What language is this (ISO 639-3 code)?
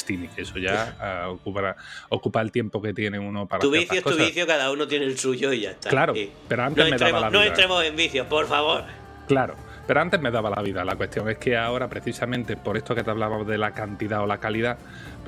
spa